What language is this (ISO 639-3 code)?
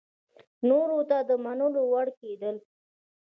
pus